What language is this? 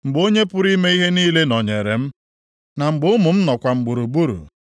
Igbo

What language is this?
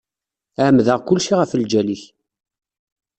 Kabyle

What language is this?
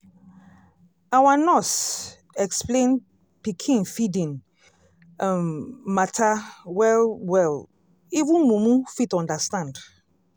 Nigerian Pidgin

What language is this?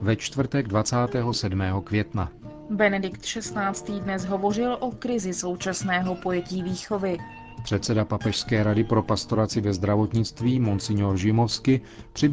Czech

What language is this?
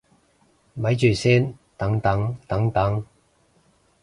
Cantonese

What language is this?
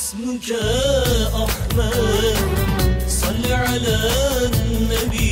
Arabic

